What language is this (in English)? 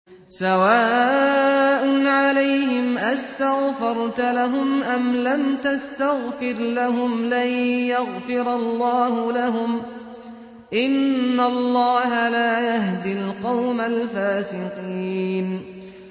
Arabic